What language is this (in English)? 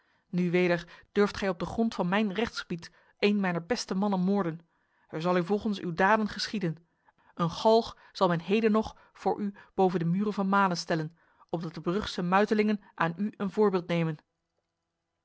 Dutch